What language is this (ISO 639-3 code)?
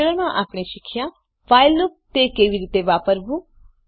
guj